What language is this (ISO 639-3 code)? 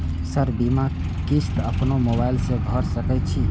mai